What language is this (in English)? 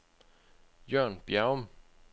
Danish